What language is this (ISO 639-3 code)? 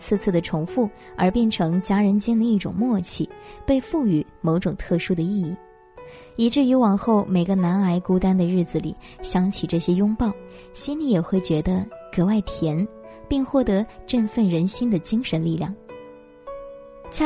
zho